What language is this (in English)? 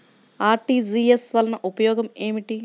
Telugu